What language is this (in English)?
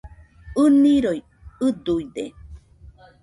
Nüpode Huitoto